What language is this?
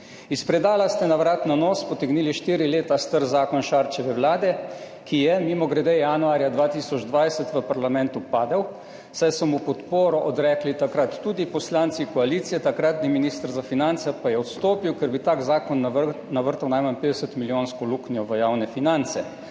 Slovenian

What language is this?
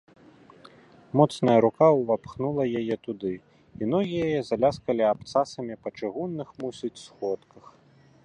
Belarusian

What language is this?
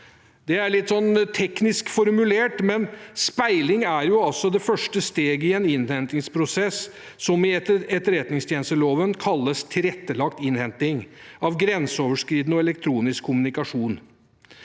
Norwegian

